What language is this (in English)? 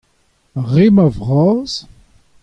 Breton